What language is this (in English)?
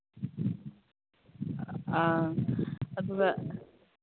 Manipuri